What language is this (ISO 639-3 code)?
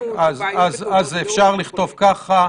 heb